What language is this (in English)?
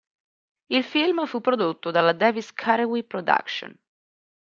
Italian